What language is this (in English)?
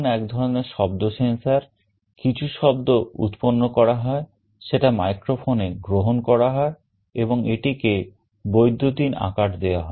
Bangla